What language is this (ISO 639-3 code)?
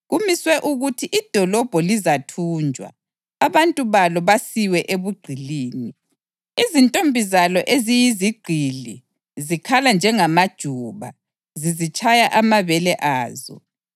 nde